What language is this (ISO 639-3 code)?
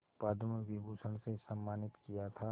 hin